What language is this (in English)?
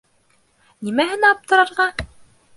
Bashkir